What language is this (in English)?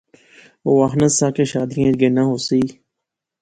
Pahari-Potwari